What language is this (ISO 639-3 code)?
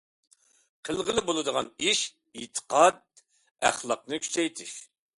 uig